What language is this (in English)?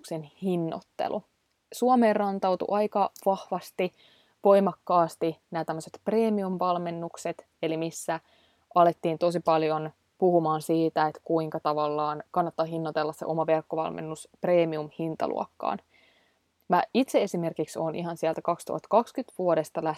Finnish